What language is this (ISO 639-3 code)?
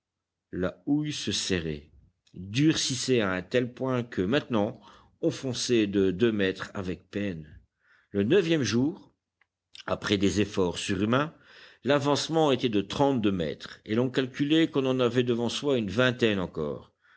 fra